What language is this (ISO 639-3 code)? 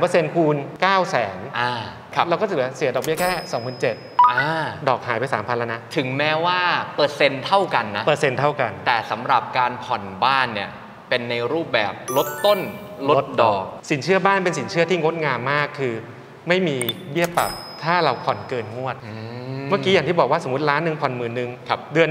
tha